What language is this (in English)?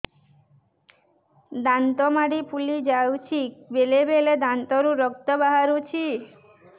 Odia